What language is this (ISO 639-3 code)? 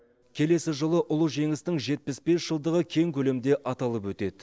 kaz